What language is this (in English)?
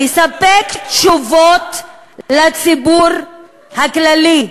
Hebrew